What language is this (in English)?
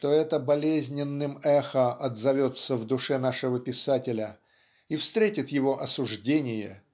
Russian